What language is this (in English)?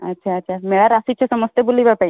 Odia